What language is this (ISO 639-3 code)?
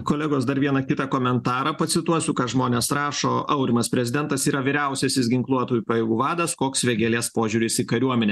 lit